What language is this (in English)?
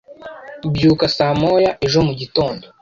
Kinyarwanda